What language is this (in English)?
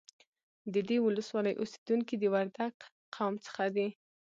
Pashto